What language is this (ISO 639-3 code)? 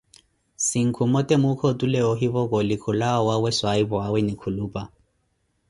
eko